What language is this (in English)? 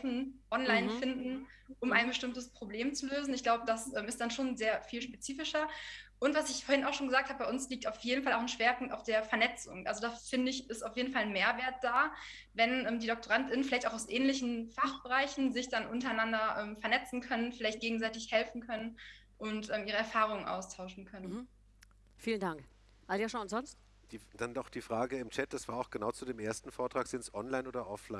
German